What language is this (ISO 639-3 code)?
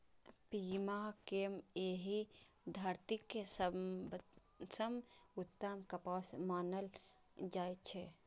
mai